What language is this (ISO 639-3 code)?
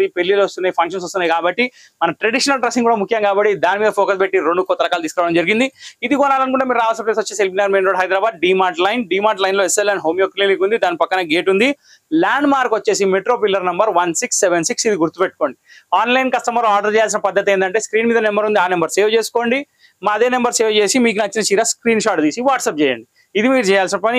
tel